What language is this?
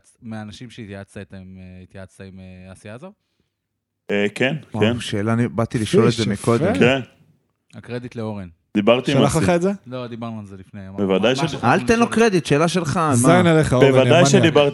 Hebrew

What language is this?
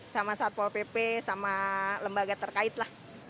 Indonesian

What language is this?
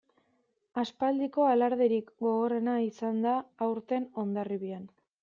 Basque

